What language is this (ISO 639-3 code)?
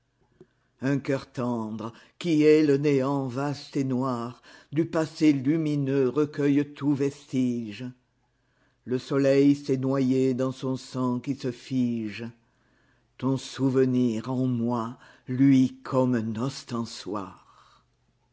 fra